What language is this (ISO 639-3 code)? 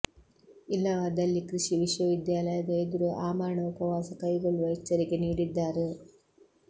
kan